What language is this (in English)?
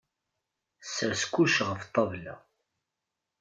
Kabyle